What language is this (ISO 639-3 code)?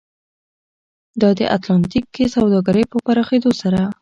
pus